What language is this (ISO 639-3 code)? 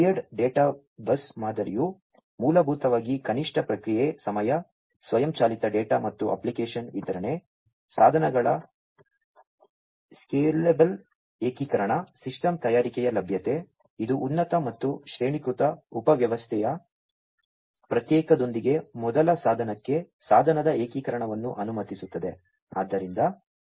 kan